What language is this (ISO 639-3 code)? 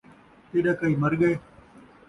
skr